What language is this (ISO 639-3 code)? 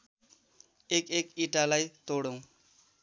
nep